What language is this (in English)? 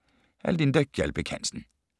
Danish